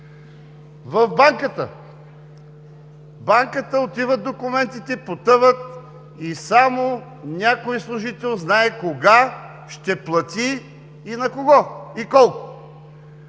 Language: Bulgarian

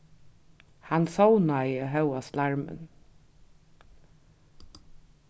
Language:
Faroese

